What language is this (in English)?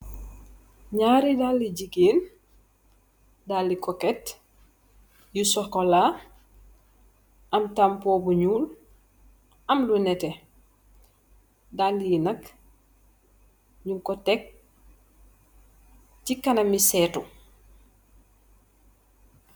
Wolof